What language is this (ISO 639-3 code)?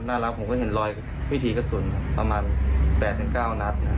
tha